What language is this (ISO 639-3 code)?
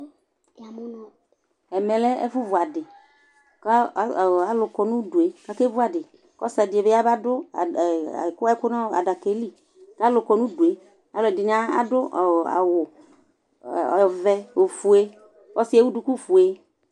kpo